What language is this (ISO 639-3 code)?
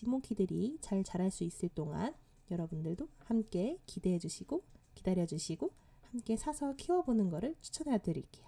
kor